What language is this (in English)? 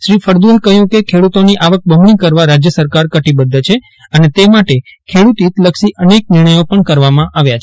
Gujarati